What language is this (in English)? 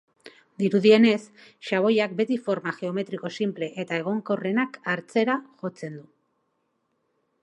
Basque